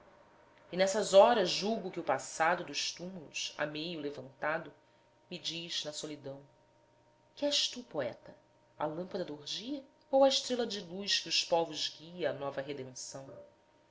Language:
Portuguese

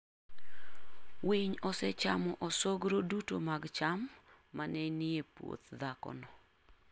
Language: Luo (Kenya and Tanzania)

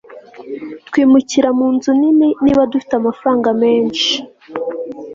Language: Kinyarwanda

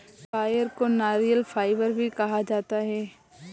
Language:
Hindi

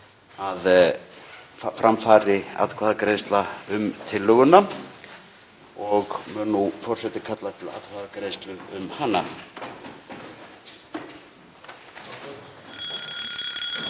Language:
Icelandic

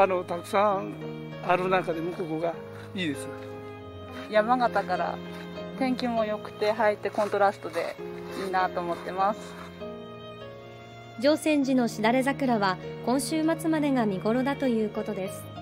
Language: Japanese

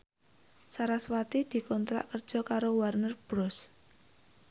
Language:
Javanese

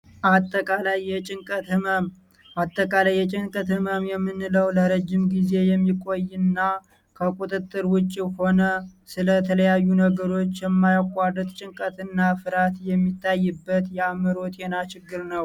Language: Amharic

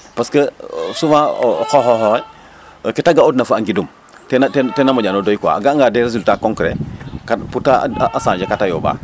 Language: Serer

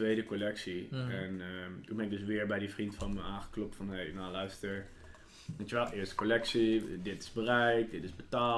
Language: Dutch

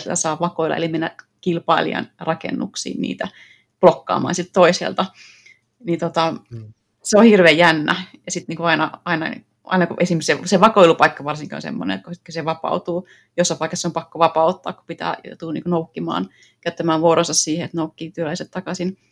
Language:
Finnish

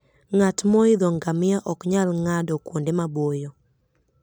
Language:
Luo (Kenya and Tanzania)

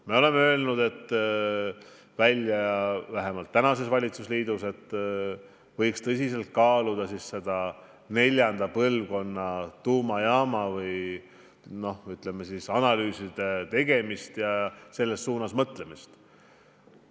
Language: Estonian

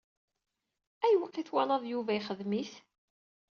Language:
Kabyle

